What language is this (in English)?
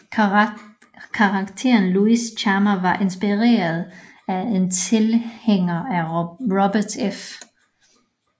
Danish